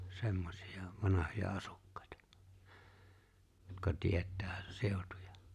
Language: Finnish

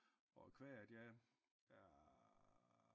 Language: Danish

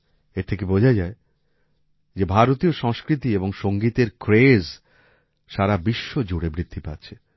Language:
Bangla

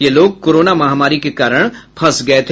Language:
Hindi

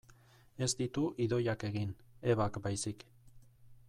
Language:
Basque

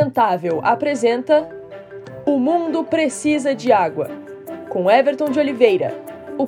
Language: Portuguese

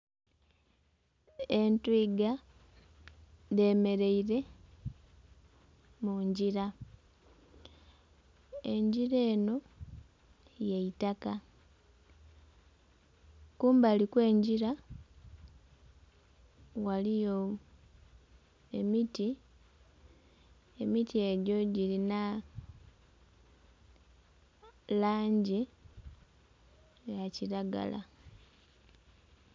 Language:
Soga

